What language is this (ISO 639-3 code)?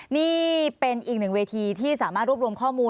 tha